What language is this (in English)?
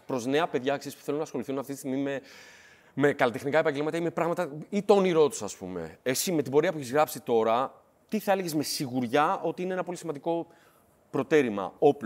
Greek